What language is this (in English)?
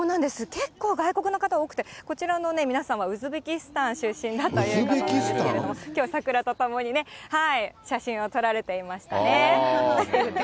Japanese